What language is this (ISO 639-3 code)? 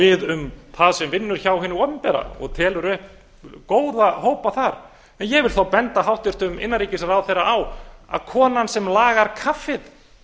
isl